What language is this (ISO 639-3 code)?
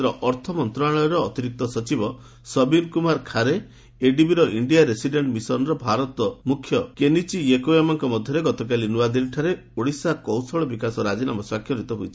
ori